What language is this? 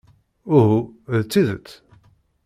Kabyle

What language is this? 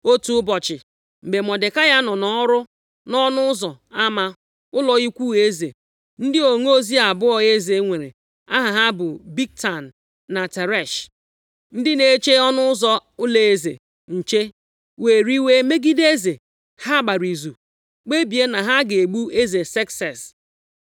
Igbo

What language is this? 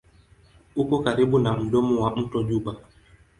Swahili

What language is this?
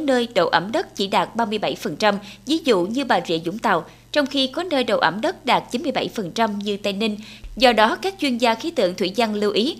Vietnamese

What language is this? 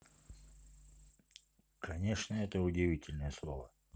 Russian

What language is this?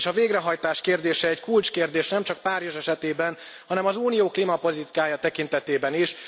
Hungarian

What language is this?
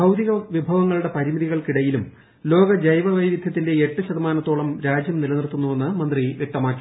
Malayalam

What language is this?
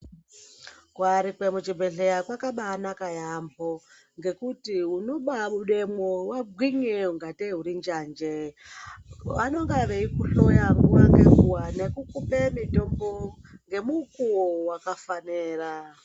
Ndau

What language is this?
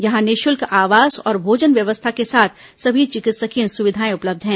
Hindi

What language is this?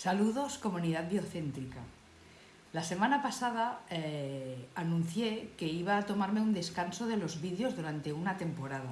Spanish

